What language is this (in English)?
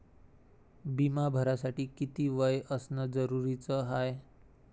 Marathi